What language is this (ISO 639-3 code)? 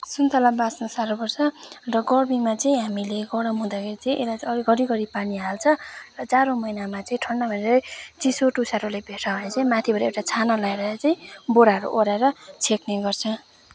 nep